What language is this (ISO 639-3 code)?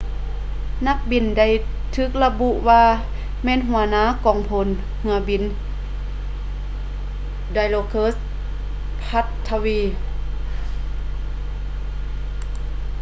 lao